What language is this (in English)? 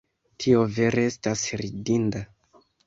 Esperanto